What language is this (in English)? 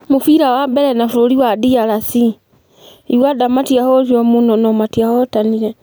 Kikuyu